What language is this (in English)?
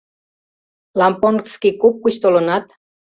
Mari